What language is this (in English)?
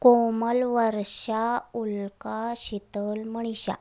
Marathi